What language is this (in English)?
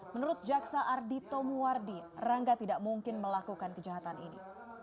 Indonesian